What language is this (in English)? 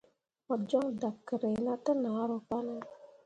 Mundang